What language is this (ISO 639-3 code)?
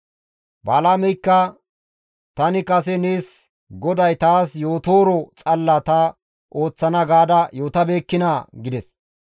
gmv